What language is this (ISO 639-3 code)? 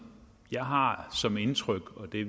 dan